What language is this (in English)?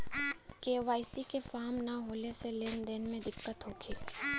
Bhojpuri